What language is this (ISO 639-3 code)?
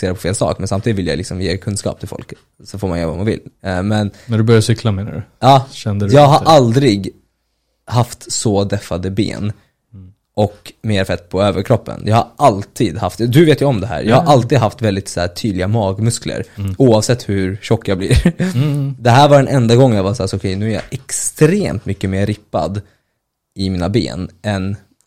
swe